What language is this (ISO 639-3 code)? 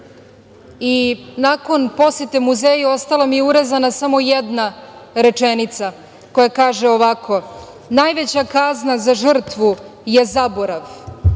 srp